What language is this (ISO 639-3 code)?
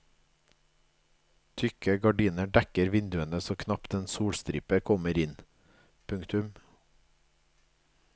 nor